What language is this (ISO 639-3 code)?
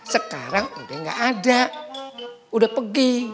ind